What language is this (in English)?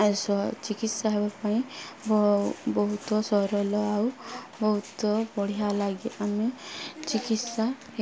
Odia